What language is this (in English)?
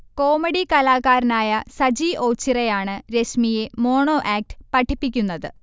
Malayalam